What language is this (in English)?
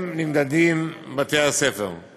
Hebrew